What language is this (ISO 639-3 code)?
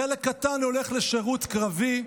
heb